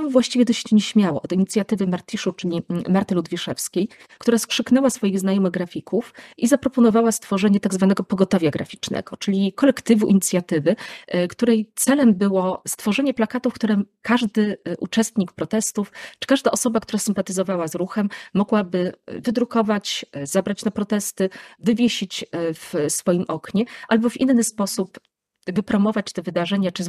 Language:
Polish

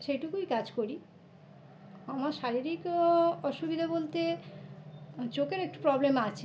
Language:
Bangla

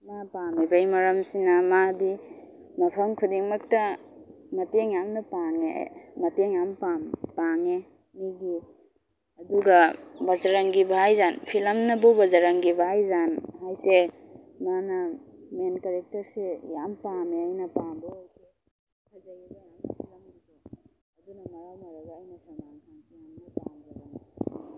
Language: Manipuri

